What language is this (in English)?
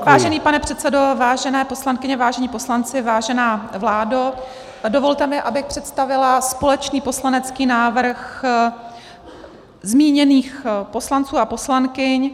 Czech